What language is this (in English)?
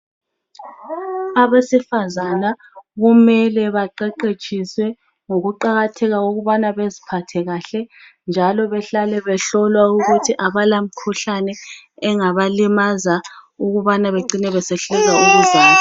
North Ndebele